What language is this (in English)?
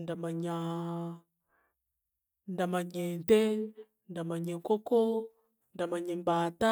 Chiga